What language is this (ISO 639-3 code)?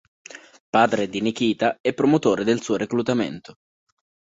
ita